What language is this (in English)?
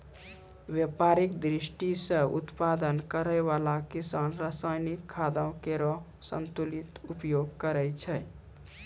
Maithili